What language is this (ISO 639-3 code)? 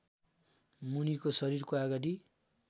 nep